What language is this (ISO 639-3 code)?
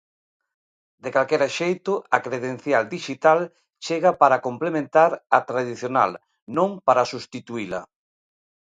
glg